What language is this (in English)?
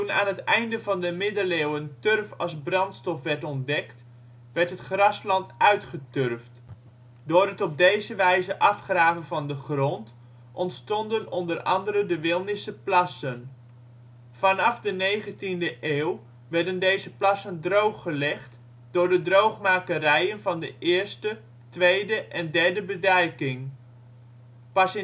Dutch